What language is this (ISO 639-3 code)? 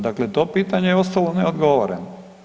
hrv